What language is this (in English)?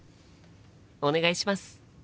Japanese